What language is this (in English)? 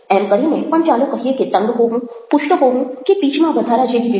Gujarati